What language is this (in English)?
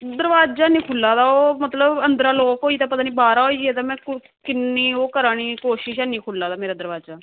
Dogri